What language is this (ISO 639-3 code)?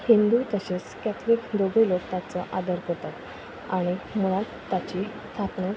kok